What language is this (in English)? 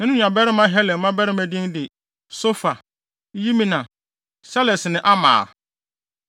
Akan